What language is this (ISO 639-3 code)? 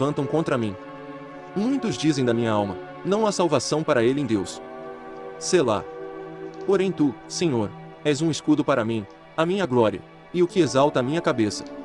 por